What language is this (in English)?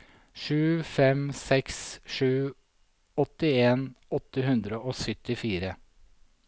Norwegian